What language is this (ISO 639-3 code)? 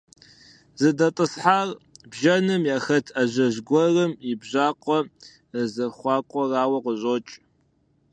kbd